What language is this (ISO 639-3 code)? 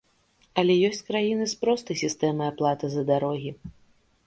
bel